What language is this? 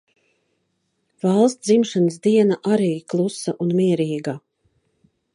Latvian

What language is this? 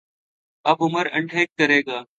Urdu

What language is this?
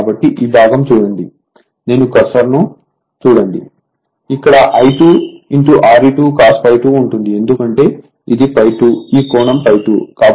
Telugu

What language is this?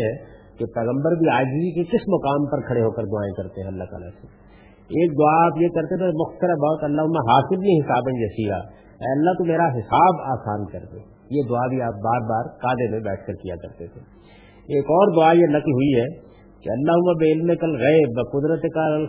Urdu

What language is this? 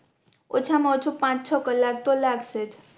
Gujarati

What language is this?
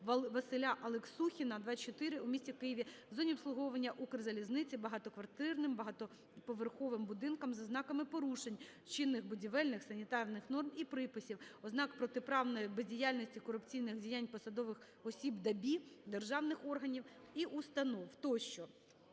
Ukrainian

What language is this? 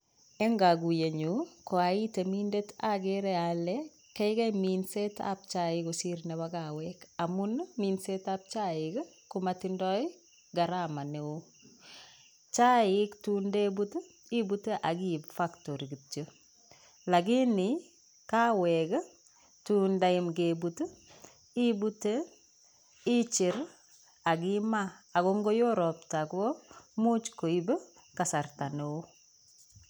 Kalenjin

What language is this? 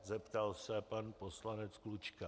Czech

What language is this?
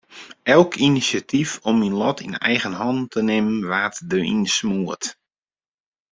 Western Frisian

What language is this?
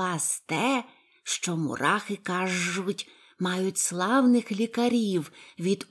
Ukrainian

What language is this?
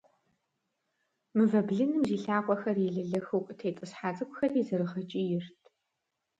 Kabardian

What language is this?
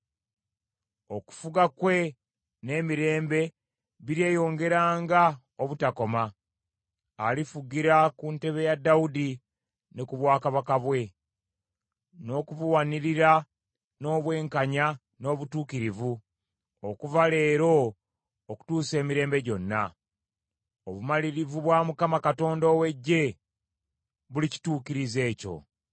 Ganda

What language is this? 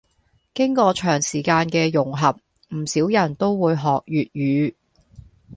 Cantonese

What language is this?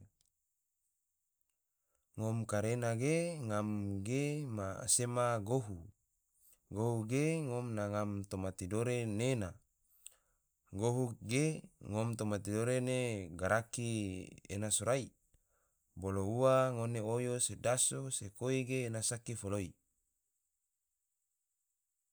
Tidore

